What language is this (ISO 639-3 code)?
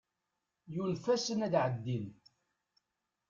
kab